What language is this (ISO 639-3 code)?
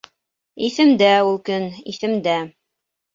bak